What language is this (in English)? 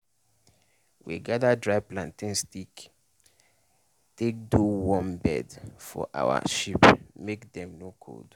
Nigerian Pidgin